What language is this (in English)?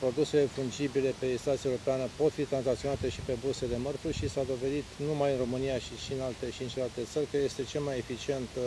Romanian